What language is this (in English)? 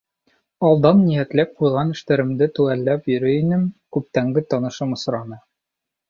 Bashkir